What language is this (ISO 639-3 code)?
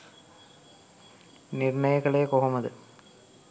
sin